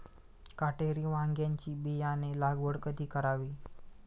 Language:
Marathi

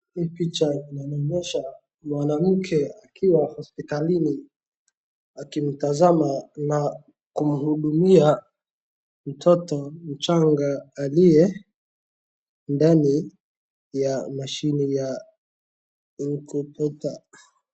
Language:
Swahili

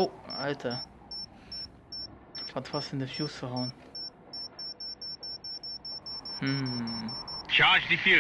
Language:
German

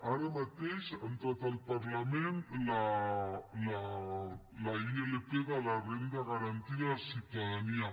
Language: Catalan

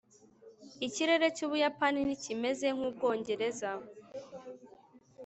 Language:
Kinyarwanda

